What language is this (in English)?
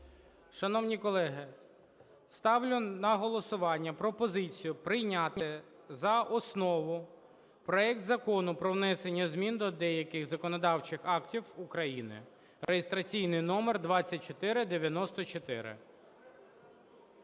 Ukrainian